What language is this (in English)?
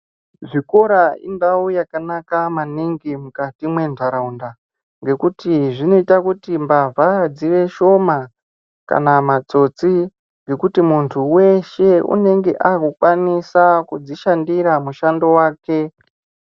Ndau